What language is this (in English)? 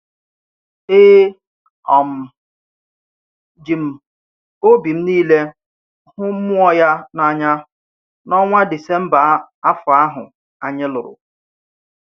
Igbo